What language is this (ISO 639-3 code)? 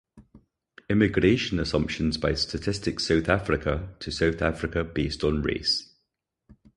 eng